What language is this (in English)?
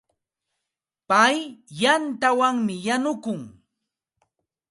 Santa Ana de Tusi Pasco Quechua